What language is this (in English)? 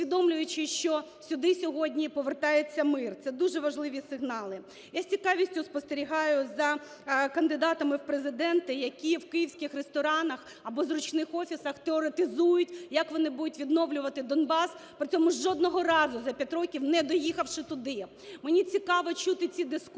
Ukrainian